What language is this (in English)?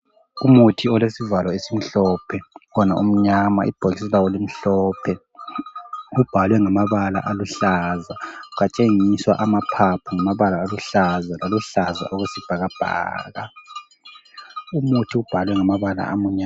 North Ndebele